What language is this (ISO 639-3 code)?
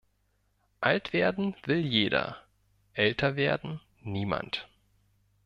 deu